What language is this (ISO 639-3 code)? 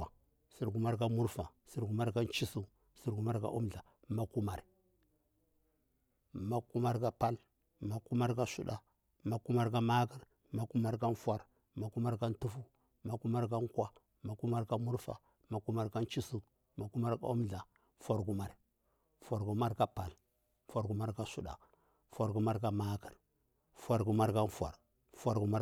bwr